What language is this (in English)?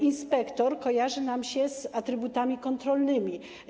Polish